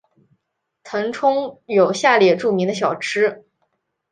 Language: Chinese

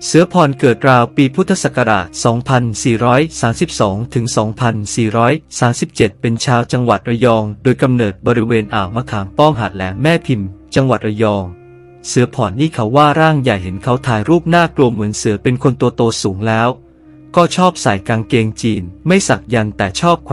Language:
Thai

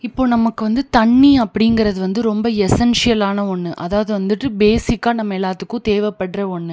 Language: Tamil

